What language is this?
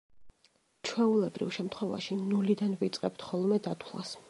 Georgian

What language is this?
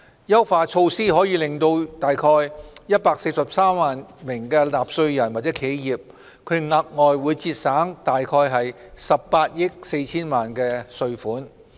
Cantonese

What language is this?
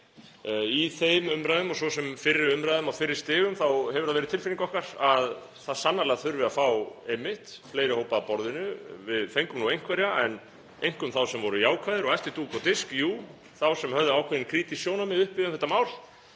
Icelandic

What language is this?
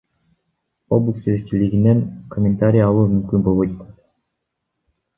Kyrgyz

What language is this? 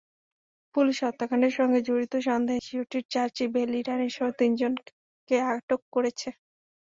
Bangla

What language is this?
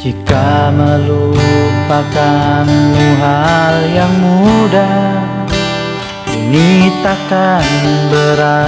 Indonesian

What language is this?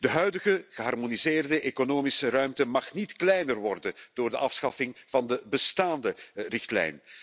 Dutch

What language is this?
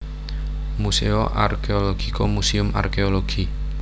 Javanese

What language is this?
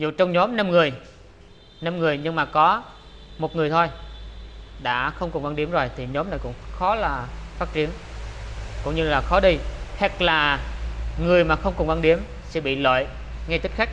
Vietnamese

